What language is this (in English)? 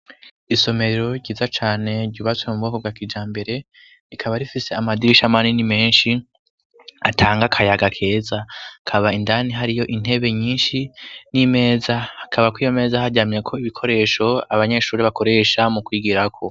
Rundi